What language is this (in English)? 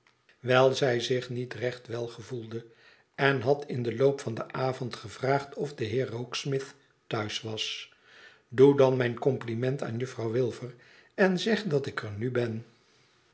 Dutch